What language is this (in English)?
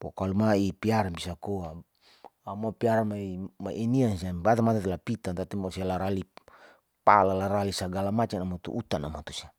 Saleman